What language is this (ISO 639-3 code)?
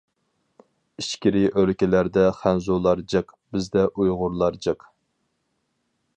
uig